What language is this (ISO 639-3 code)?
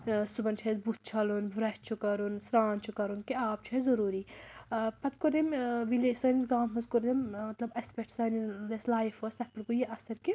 kas